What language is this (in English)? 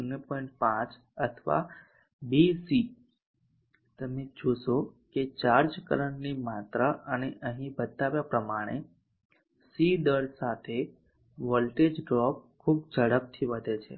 Gujarati